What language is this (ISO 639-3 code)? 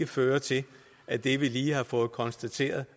dan